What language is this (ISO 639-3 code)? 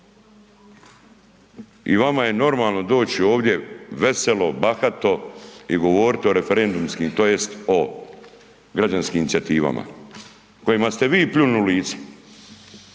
hrv